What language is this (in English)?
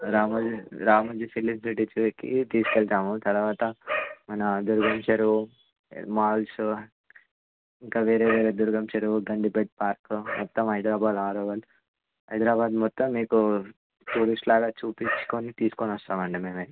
Telugu